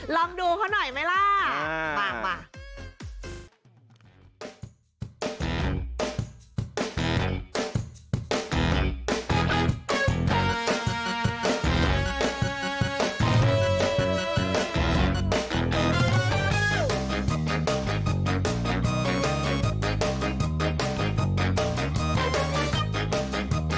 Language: Thai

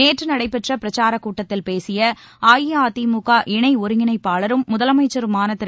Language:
Tamil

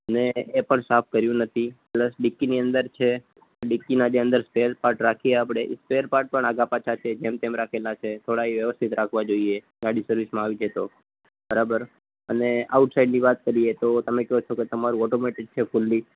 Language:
Gujarati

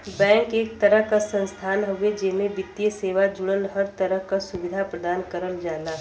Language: Bhojpuri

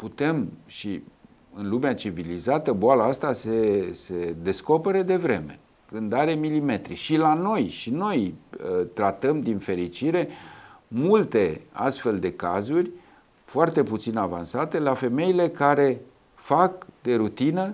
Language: Romanian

